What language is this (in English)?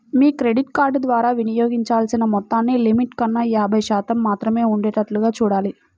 Telugu